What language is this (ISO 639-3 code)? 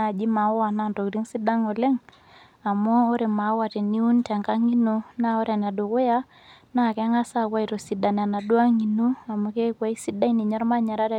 mas